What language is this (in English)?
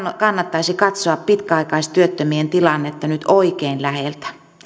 Finnish